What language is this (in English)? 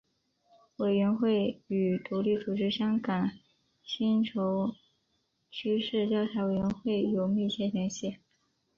Chinese